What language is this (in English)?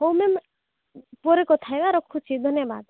Odia